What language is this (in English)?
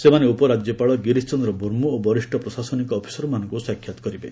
Odia